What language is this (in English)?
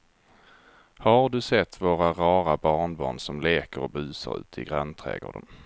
Swedish